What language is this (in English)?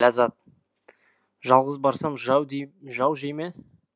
Kazakh